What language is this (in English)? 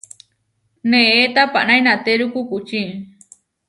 Huarijio